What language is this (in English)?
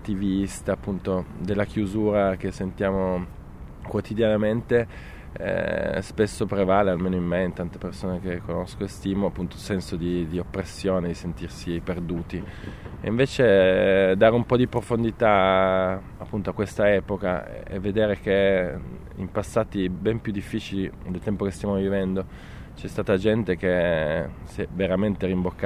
Italian